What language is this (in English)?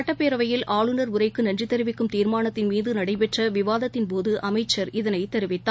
Tamil